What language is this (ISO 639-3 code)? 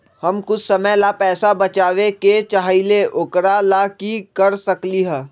mag